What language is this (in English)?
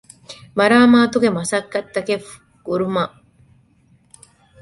Divehi